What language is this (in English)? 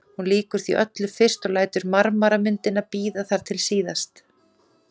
Icelandic